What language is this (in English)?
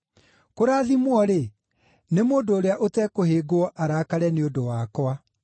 Kikuyu